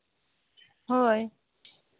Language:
Santali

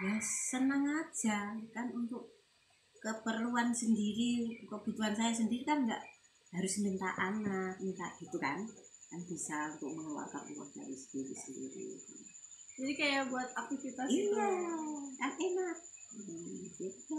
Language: Indonesian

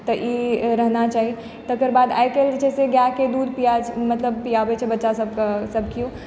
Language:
Maithili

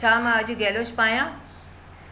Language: Sindhi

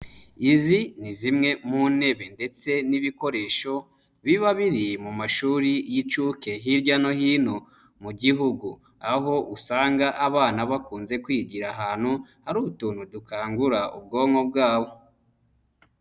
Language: Kinyarwanda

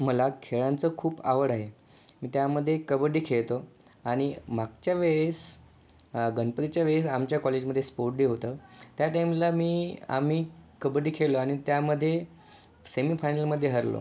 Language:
Marathi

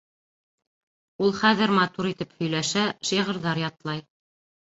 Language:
Bashkir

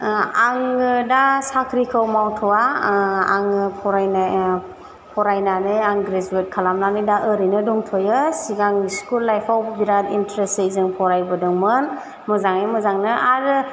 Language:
Bodo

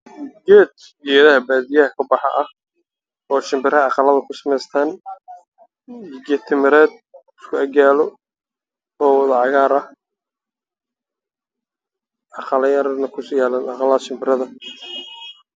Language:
Somali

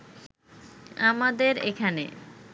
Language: Bangla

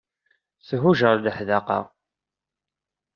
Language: Kabyle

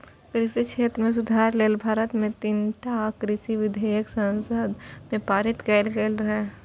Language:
Maithili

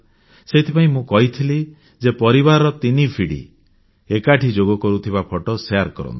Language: Odia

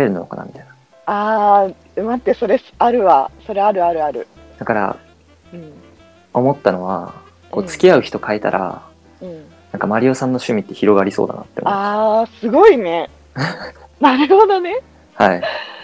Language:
Japanese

